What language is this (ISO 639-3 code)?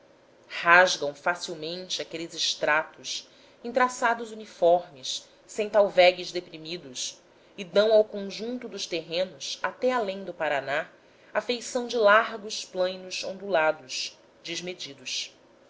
por